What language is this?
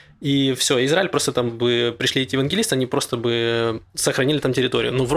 Russian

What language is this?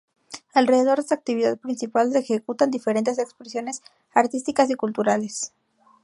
Spanish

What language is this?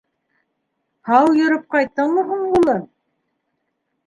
Bashkir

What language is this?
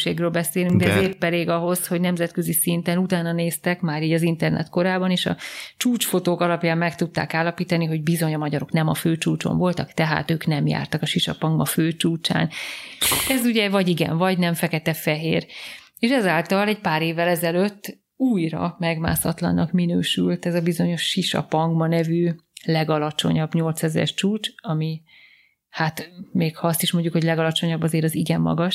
Hungarian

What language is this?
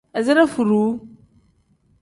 Tem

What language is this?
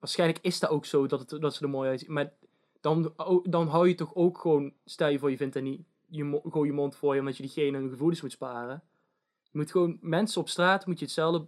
Dutch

